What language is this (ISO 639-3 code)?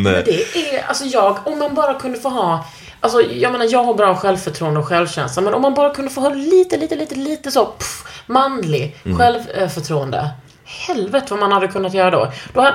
swe